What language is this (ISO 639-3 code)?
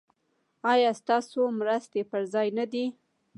pus